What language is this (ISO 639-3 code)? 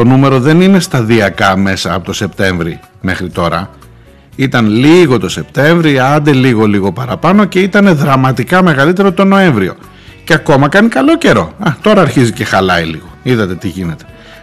ell